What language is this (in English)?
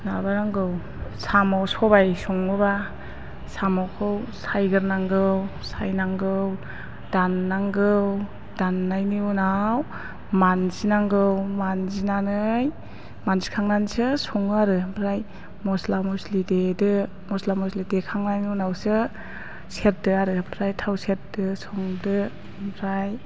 Bodo